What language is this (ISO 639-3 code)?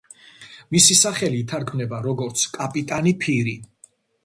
kat